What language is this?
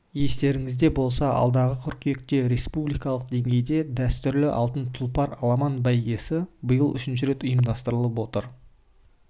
Kazakh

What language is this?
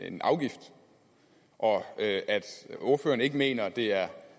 Danish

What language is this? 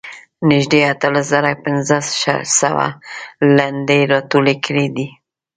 Pashto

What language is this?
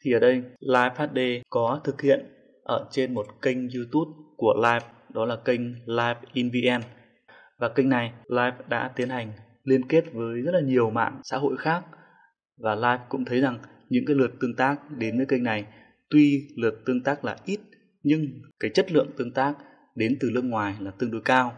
Vietnamese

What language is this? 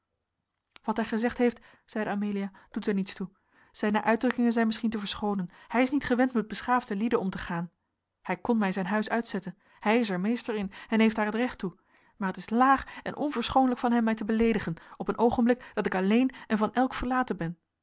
Dutch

